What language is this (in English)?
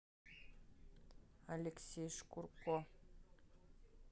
Russian